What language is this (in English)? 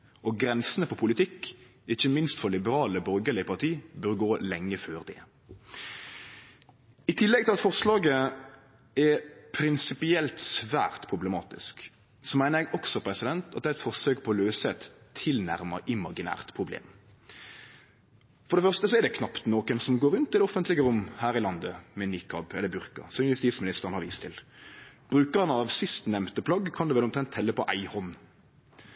Norwegian Nynorsk